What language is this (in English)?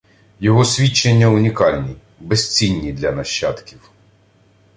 Ukrainian